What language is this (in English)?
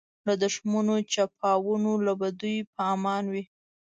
Pashto